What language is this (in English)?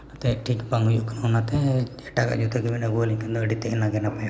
Santali